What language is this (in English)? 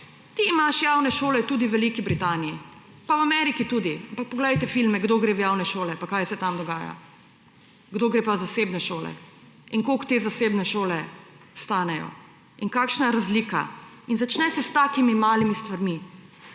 Slovenian